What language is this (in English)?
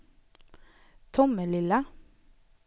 Swedish